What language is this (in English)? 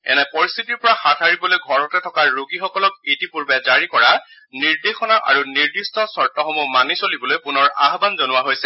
Assamese